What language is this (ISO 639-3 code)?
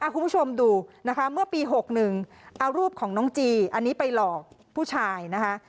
tha